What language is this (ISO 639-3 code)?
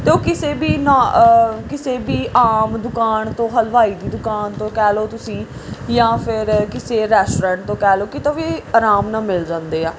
pan